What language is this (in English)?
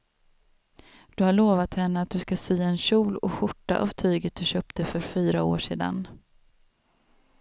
Swedish